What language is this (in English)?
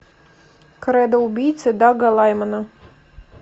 Russian